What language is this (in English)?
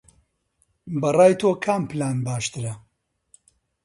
Central Kurdish